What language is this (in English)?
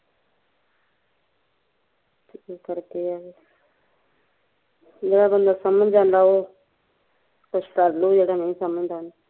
Punjabi